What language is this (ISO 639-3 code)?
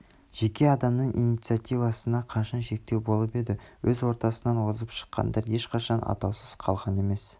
kaz